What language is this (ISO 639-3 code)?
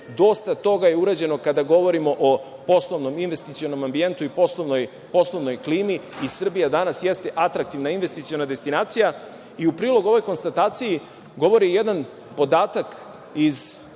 srp